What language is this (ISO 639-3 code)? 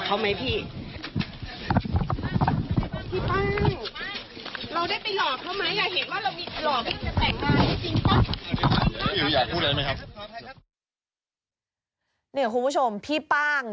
tha